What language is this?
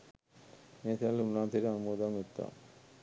Sinhala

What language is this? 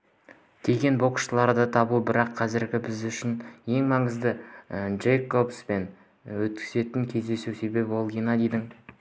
Kazakh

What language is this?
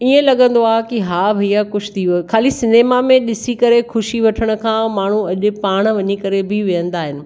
Sindhi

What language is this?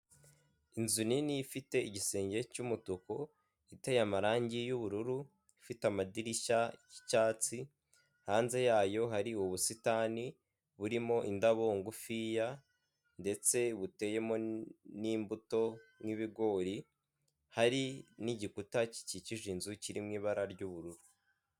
Kinyarwanda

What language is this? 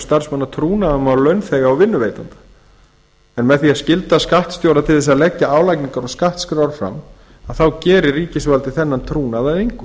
Icelandic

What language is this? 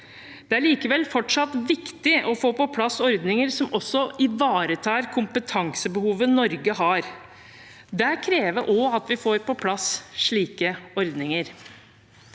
Norwegian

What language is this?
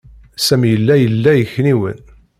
Kabyle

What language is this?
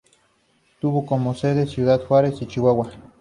Spanish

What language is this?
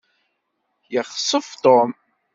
Kabyle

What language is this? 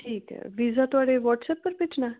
Dogri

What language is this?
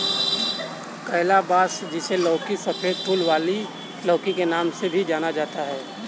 Hindi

